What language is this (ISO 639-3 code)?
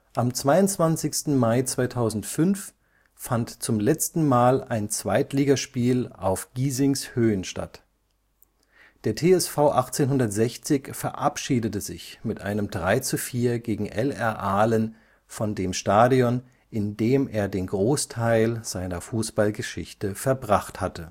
deu